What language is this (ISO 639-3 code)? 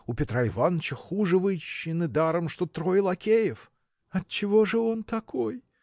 rus